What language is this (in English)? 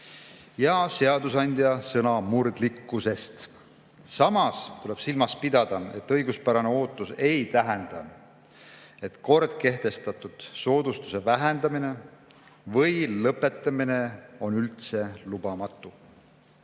Estonian